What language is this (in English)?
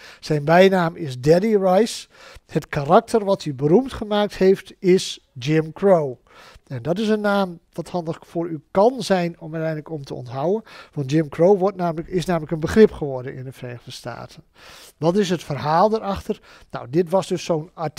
Dutch